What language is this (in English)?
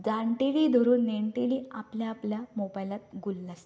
Konkani